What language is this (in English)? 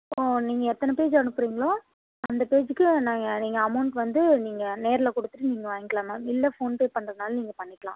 Tamil